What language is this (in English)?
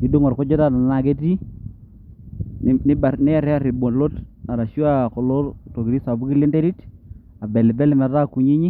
Masai